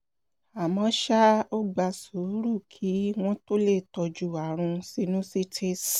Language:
Yoruba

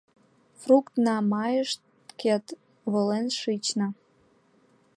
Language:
Mari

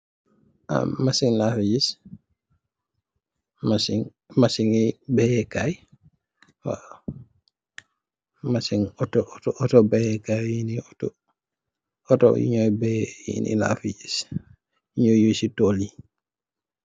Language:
Wolof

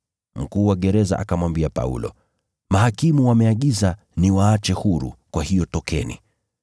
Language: Swahili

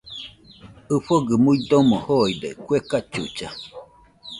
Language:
Nüpode Huitoto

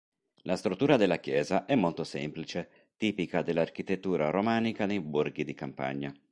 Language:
Italian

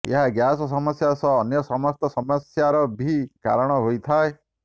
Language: Odia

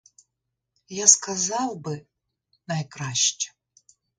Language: Ukrainian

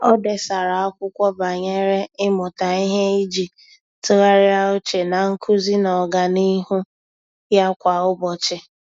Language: Igbo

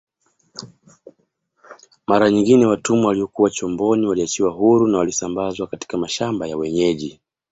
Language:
Swahili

